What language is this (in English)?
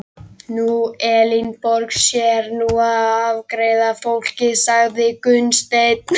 Icelandic